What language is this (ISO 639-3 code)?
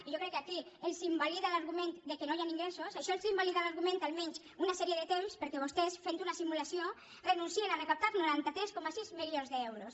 cat